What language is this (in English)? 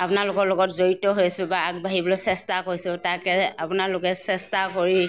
Assamese